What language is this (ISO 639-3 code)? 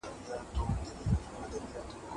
pus